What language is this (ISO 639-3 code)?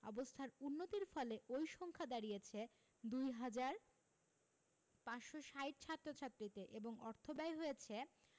ben